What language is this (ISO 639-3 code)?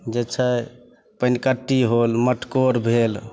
mai